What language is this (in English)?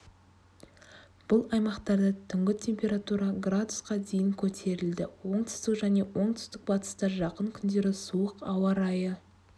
Kazakh